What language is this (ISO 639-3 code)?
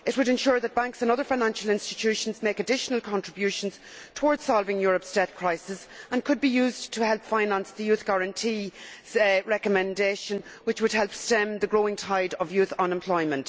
eng